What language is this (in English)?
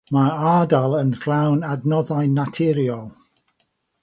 Welsh